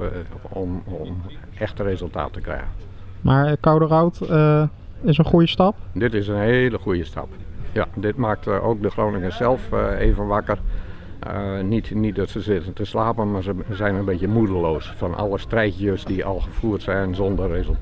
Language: Dutch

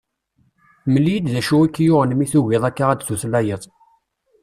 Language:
Kabyle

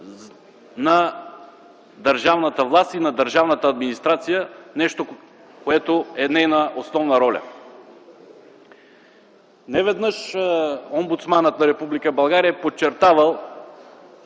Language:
Bulgarian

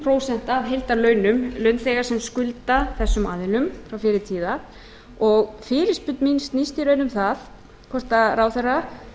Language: Icelandic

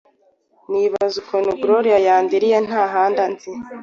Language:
Kinyarwanda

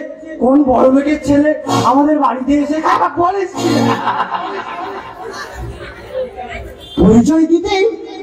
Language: Arabic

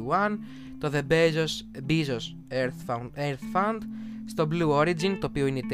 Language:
Greek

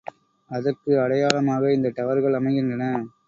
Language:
Tamil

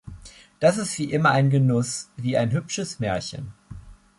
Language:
German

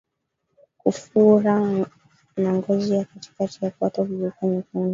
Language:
Swahili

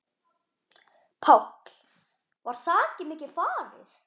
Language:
Icelandic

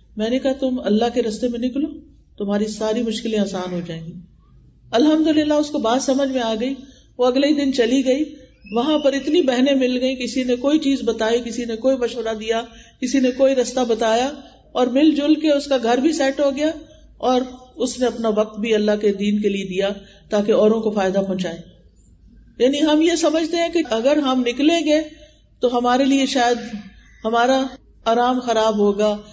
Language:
Urdu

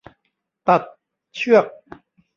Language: Thai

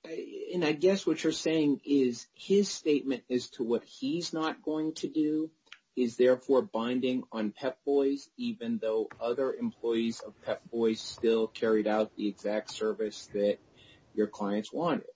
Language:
English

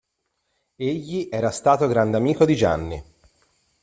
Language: Italian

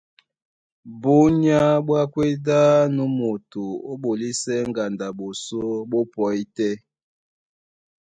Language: Duala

